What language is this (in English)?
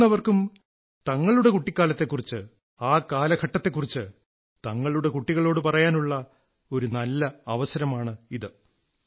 Malayalam